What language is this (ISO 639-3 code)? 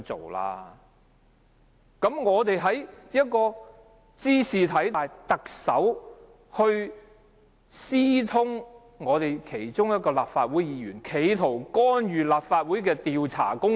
yue